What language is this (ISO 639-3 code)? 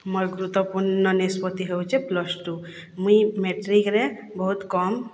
ori